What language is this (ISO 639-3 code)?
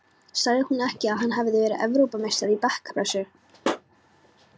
isl